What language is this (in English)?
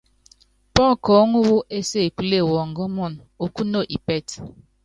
Yangben